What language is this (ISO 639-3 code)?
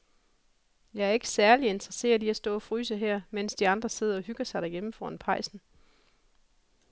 dan